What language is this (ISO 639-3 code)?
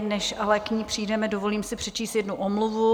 ces